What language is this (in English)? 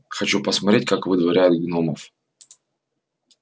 Russian